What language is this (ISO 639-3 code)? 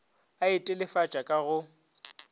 nso